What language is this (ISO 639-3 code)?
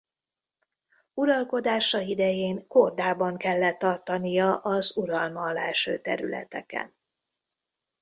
hun